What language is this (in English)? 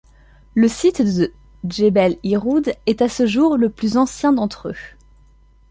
French